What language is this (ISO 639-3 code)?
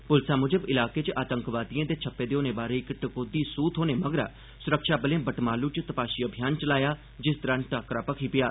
doi